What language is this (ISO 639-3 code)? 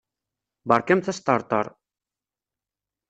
kab